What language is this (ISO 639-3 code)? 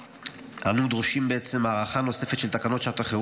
heb